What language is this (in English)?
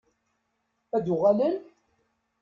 Kabyle